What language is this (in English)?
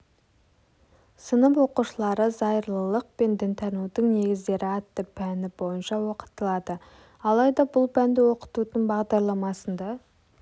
Kazakh